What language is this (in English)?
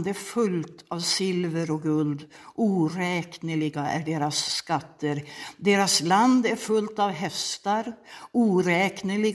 Swedish